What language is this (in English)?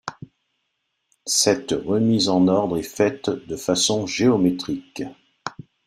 French